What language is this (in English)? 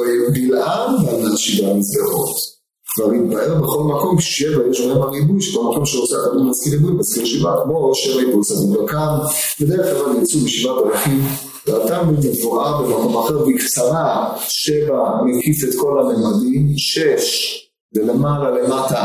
Hebrew